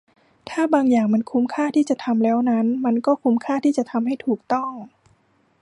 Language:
Thai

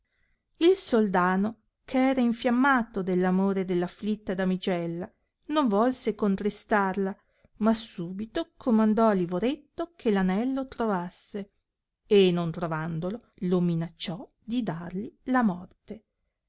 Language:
Italian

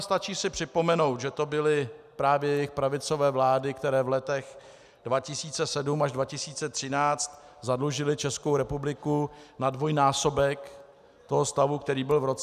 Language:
Czech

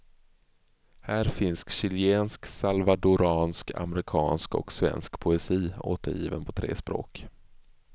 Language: Swedish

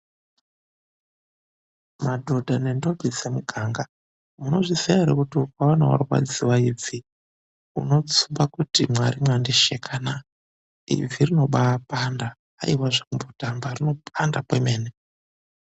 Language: Ndau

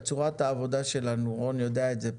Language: Hebrew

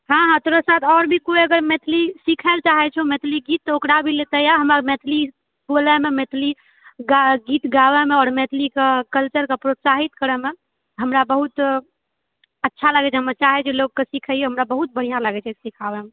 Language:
Maithili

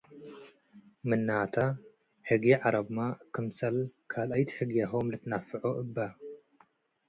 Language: Tigre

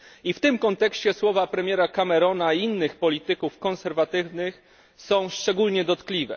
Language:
Polish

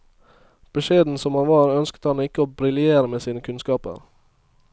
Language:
Norwegian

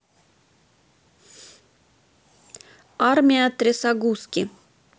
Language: Russian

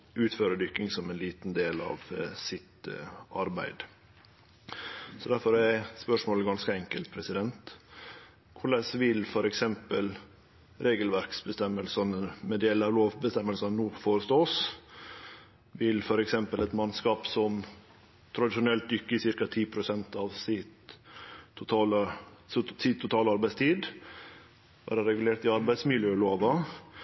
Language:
Norwegian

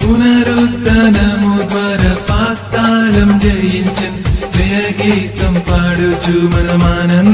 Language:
Arabic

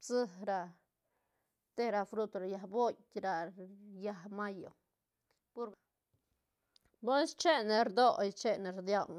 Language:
Santa Catarina Albarradas Zapotec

